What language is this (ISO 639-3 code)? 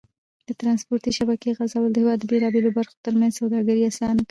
pus